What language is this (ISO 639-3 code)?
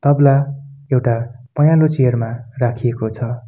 nep